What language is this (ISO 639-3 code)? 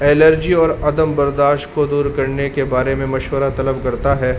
urd